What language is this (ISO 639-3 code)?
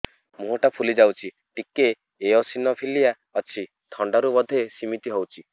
ori